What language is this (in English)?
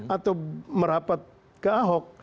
Indonesian